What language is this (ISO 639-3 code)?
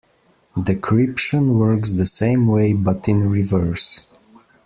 eng